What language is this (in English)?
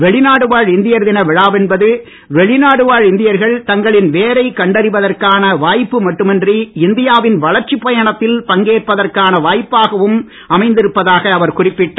Tamil